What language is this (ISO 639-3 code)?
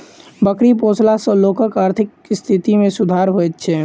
mai